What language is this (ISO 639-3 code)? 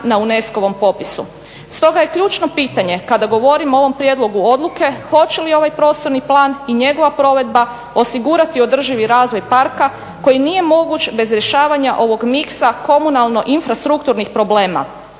hrv